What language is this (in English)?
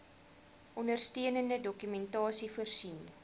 Afrikaans